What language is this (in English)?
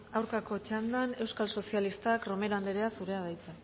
Basque